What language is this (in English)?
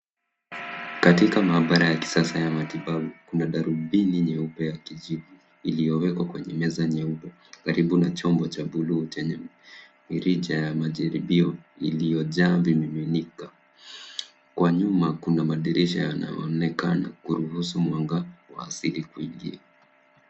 Swahili